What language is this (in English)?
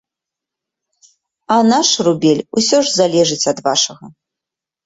Belarusian